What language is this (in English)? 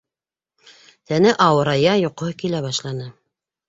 Bashkir